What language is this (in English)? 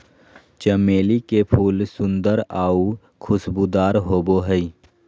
Magahi